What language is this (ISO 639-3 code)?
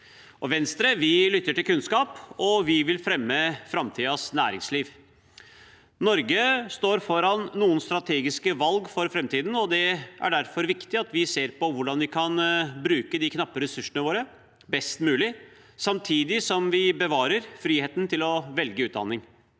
nor